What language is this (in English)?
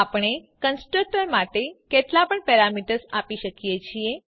Gujarati